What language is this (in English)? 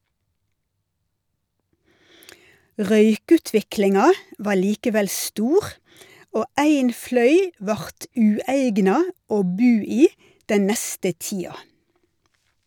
Norwegian